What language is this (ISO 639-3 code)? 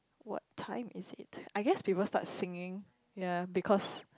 eng